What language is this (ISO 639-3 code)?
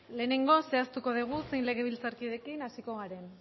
eus